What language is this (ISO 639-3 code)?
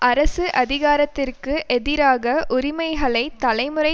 tam